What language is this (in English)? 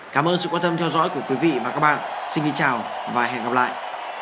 Vietnamese